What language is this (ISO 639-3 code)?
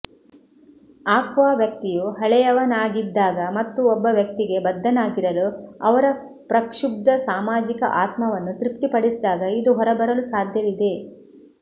kan